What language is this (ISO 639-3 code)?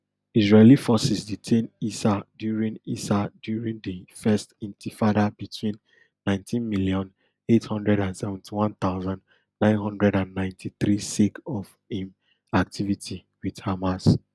pcm